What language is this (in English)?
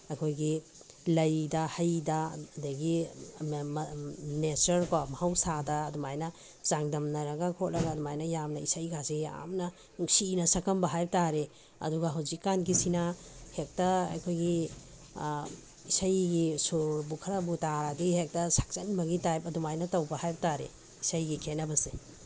Manipuri